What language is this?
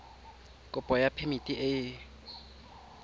Tswana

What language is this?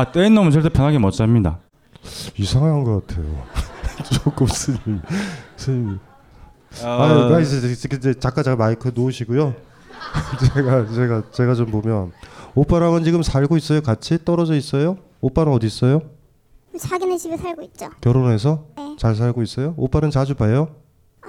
Korean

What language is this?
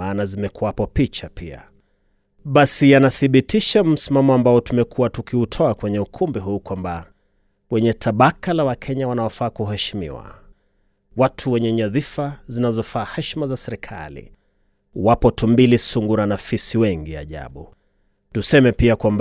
Swahili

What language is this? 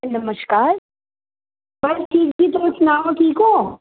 Dogri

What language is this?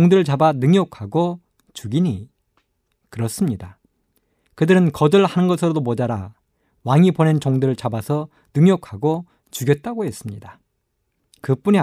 Korean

